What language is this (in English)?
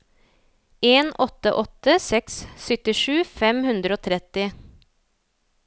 Norwegian